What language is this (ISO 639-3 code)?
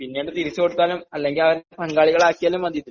mal